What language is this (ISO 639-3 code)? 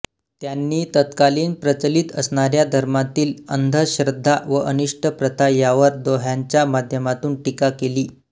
mar